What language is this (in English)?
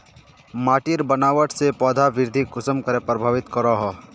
Magahi